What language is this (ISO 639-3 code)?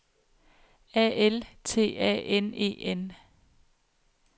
dan